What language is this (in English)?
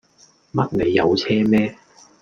Cantonese